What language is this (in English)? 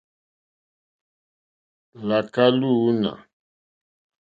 Mokpwe